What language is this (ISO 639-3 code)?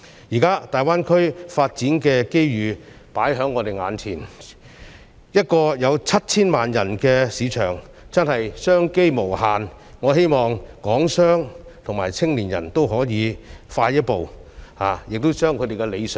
yue